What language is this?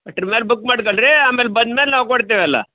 Kannada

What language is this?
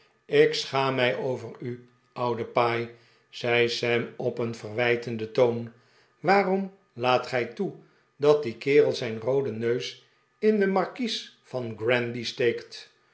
Dutch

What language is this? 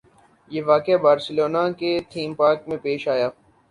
Urdu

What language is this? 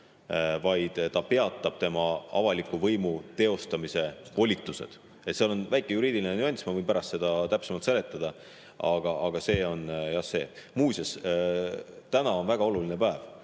Estonian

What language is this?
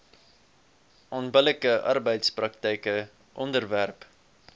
Afrikaans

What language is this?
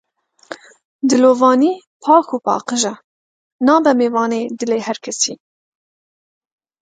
Kurdish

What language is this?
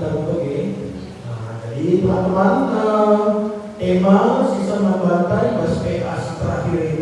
Indonesian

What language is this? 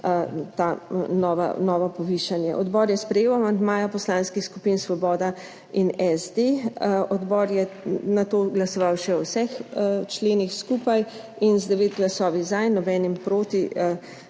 Slovenian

